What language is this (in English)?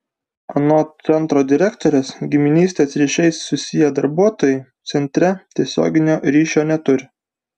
Lithuanian